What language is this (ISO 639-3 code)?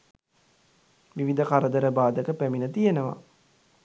sin